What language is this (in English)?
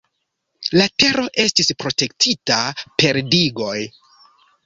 Esperanto